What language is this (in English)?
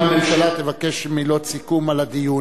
Hebrew